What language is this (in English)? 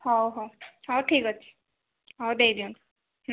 Odia